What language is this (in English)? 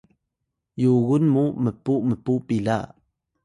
Atayal